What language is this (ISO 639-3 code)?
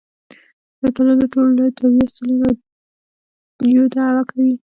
pus